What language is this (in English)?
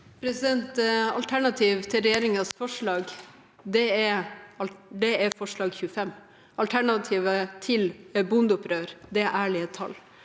Norwegian